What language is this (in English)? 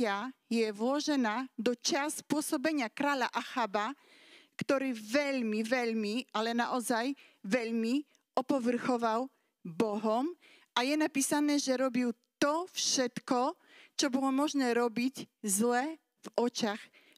Slovak